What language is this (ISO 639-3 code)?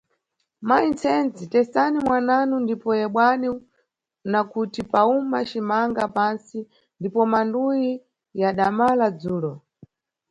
nyu